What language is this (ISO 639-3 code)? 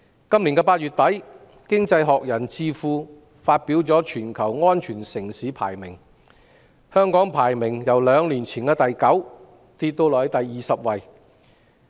yue